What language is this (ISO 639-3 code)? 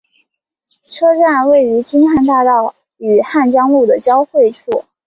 zho